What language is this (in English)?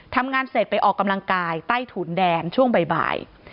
Thai